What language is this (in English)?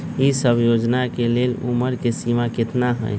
Magahi